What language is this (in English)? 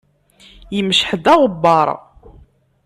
Kabyle